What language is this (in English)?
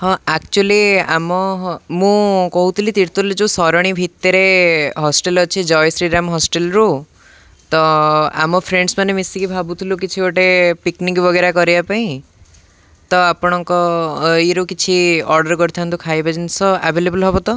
Odia